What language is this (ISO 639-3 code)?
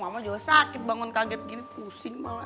ind